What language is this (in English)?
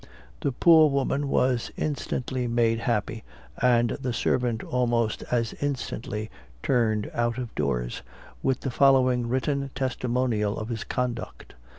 English